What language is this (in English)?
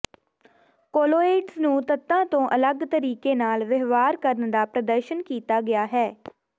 Punjabi